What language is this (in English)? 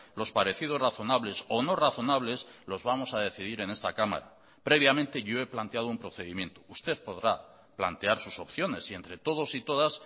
Spanish